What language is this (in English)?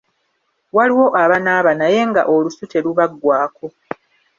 Ganda